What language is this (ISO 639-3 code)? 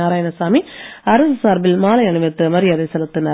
tam